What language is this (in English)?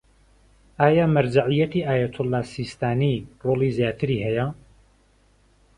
Central Kurdish